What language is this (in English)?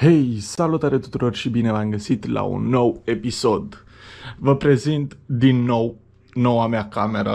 Romanian